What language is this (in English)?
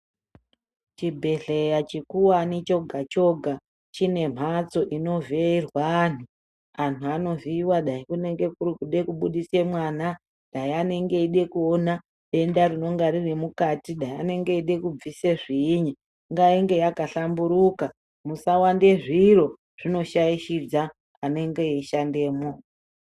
Ndau